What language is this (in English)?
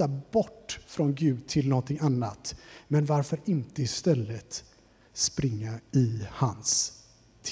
Swedish